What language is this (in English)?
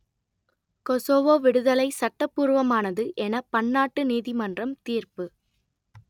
Tamil